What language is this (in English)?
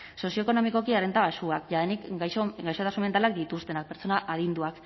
Basque